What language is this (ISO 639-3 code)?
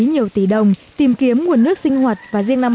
vie